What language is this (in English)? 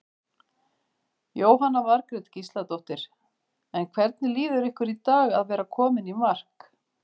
Icelandic